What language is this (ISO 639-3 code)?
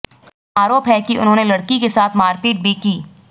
hin